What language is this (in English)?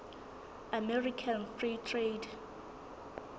Southern Sotho